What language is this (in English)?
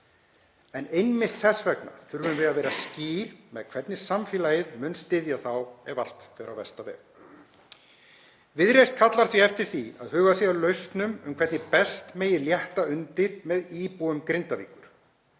Icelandic